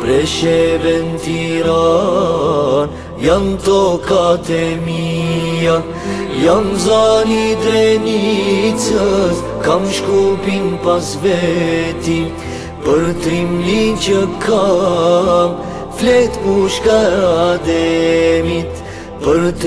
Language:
Romanian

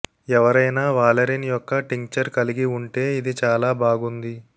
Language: Telugu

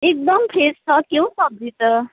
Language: Nepali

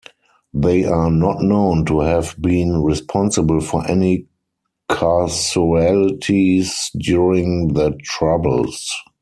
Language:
English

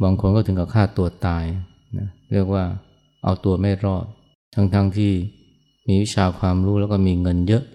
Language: Thai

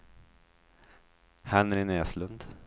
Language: Swedish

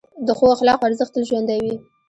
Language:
Pashto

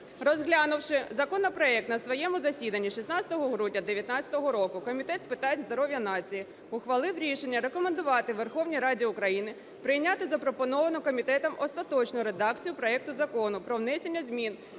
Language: Ukrainian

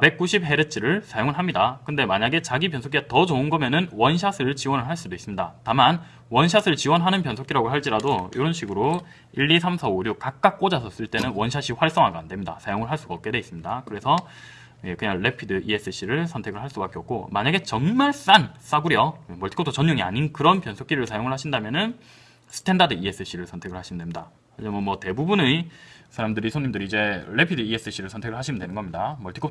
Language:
Korean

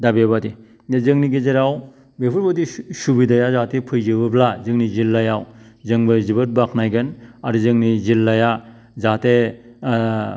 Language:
Bodo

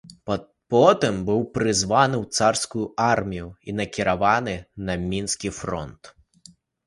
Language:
Belarusian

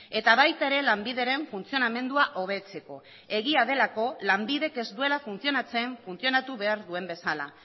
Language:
Basque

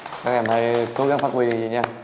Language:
Vietnamese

